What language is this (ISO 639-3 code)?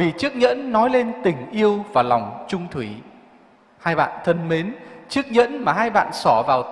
vie